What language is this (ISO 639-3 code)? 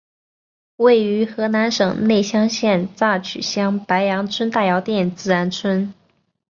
zho